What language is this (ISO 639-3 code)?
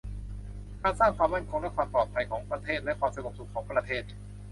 tha